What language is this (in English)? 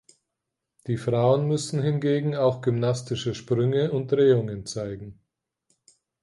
German